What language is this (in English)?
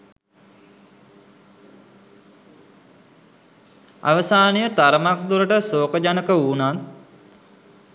Sinhala